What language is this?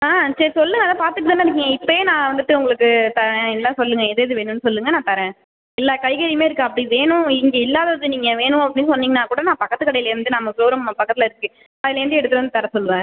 Tamil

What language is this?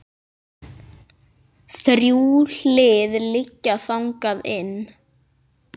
Icelandic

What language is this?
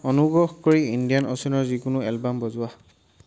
Assamese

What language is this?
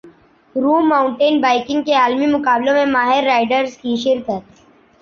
Urdu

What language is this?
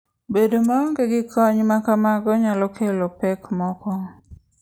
Luo (Kenya and Tanzania)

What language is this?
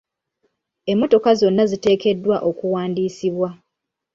Ganda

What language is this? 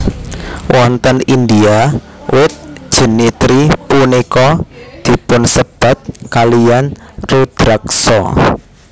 Javanese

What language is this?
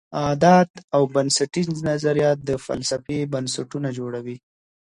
Pashto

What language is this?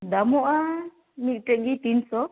Santali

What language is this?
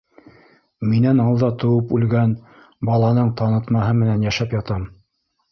Bashkir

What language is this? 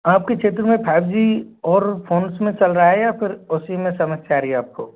Hindi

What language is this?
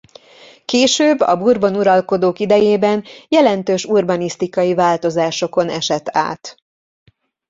Hungarian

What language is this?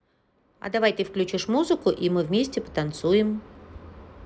Russian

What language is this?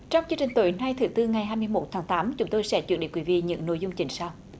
Vietnamese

